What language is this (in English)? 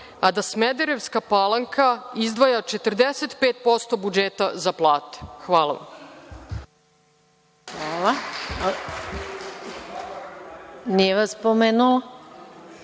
Serbian